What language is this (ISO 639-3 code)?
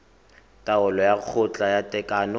tsn